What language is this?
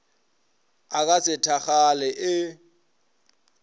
Northern Sotho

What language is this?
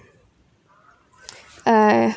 English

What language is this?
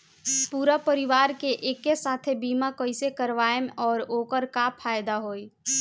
Bhojpuri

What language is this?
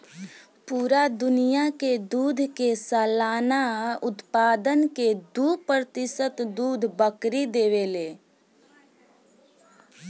Bhojpuri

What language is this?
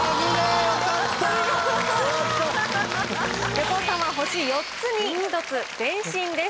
Japanese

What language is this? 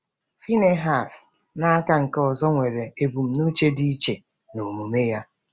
Igbo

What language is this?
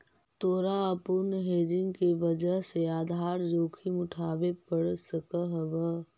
Magahi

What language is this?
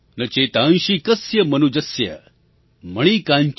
Gujarati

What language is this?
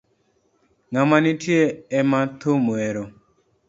Luo (Kenya and Tanzania)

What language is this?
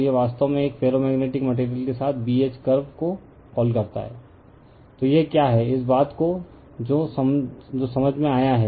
Hindi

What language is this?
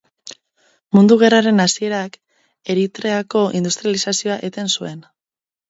Basque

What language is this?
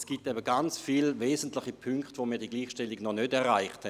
Swiss German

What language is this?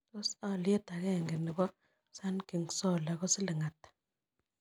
Kalenjin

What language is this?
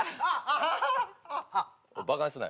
Japanese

